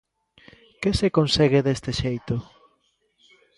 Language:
Galician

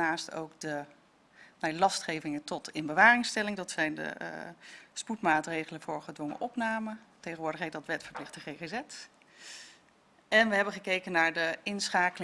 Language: Dutch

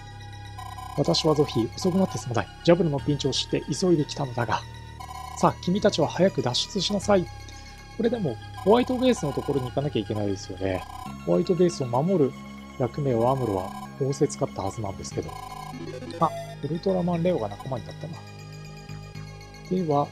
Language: Japanese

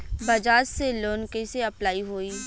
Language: Bhojpuri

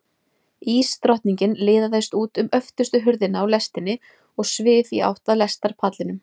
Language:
Icelandic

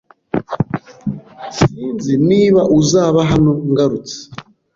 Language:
Kinyarwanda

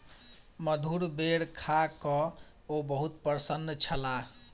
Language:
Maithili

